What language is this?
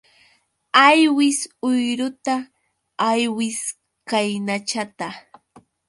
Yauyos Quechua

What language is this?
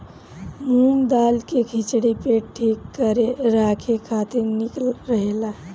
Bhojpuri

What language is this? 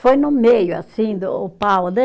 Portuguese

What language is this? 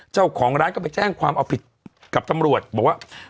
Thai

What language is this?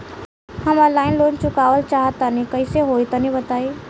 Bhojpuri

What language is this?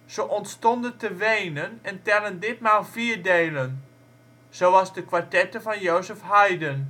Dutch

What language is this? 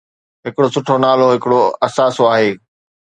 Sindhi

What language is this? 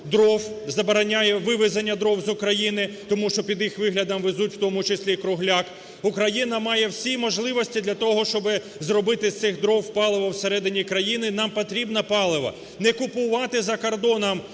Ukrainian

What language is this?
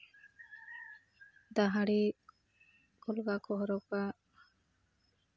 Santali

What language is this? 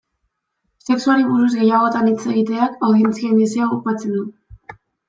Basque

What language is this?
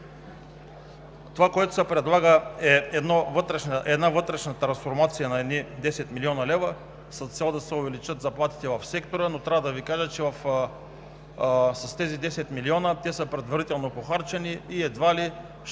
Bulgarian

